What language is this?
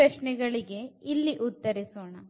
Kannada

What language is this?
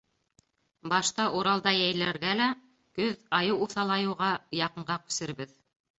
Bashkir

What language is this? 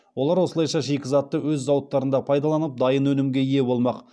Kazakh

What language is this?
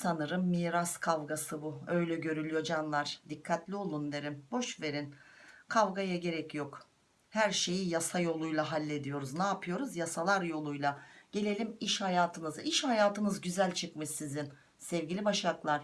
Turkish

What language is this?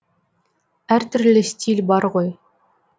Kazakh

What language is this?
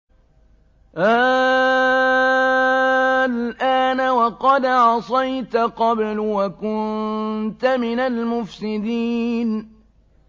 Arabic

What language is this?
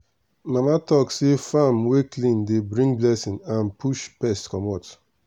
Nigerian Pidgin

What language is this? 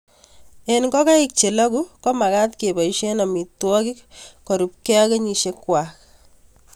Kalenjin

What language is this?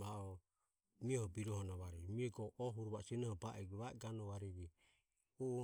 Ömie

